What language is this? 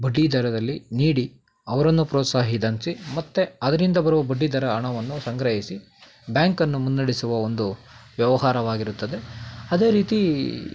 Kannada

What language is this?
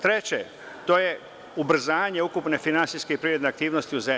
Serbian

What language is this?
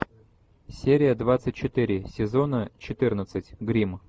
Russian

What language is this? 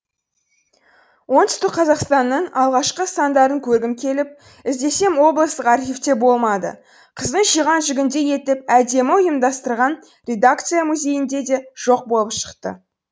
Kazakh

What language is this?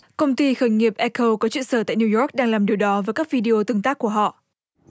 Vietnamese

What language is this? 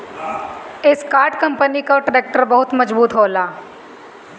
Bhojpuri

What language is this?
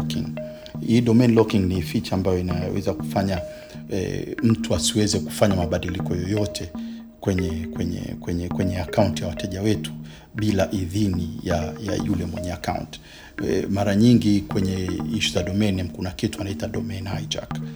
Swahili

